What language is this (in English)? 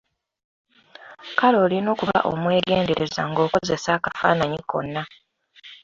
Ganda